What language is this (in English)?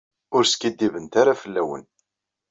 Kabyle